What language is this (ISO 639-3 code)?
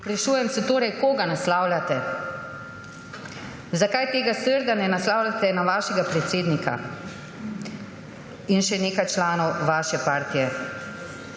slv